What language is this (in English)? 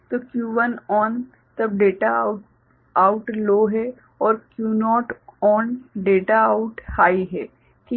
Hindi